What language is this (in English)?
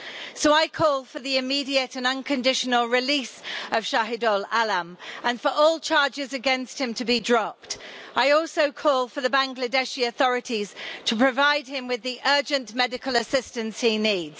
English